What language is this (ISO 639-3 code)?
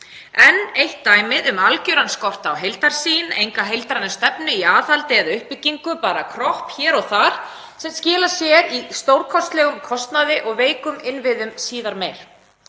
isl